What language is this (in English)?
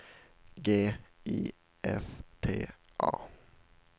Swedish